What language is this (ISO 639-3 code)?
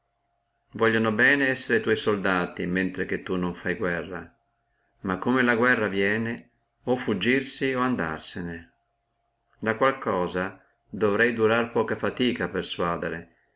ita